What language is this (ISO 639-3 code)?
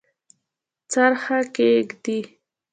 pus